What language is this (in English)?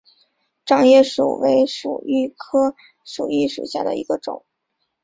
Chinese